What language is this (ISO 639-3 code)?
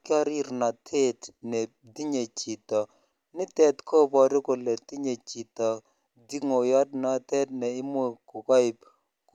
kln